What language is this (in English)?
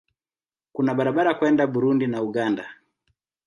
Swahili